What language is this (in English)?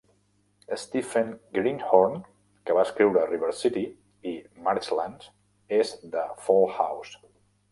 Catalan